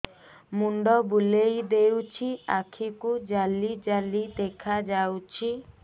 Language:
Odia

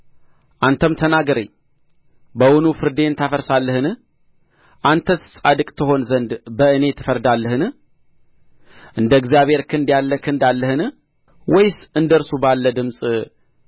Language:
Amharic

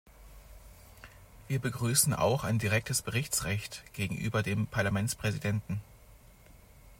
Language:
German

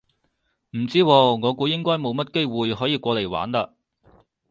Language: Cantonese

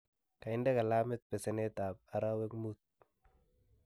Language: Kalenjin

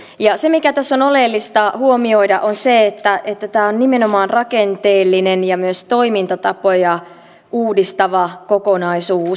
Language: Finnish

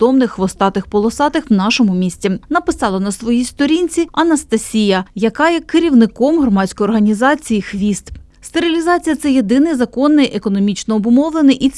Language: Ukrainian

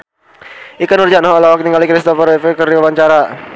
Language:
Sundanese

